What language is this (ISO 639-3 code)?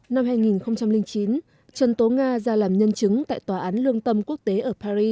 vie